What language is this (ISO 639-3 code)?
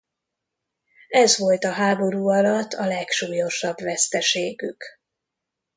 hun